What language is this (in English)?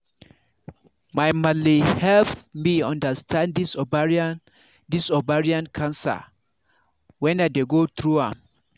Nigerian Pidgin